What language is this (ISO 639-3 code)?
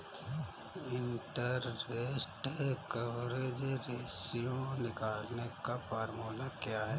hin